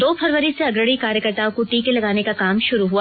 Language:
Hindi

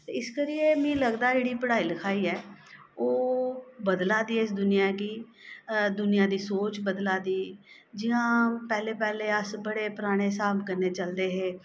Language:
Dogri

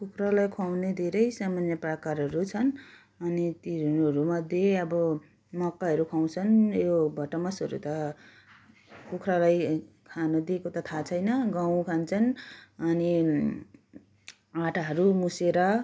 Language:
Nepali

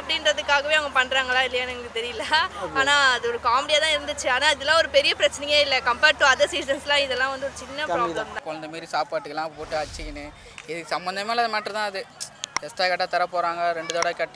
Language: Indonesian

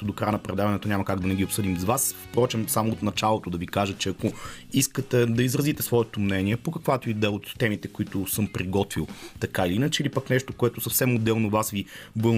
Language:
Bulgarian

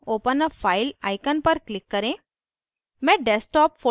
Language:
Hindi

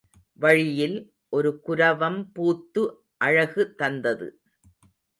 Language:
Tamil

